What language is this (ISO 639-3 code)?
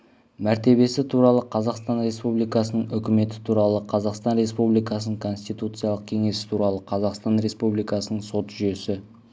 kaz